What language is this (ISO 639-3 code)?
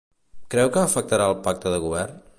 cat